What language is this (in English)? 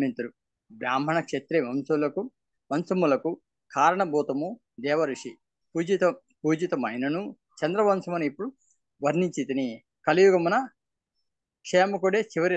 Telugu